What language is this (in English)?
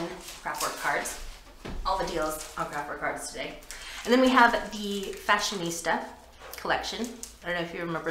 English